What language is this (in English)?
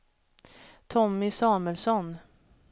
Swedish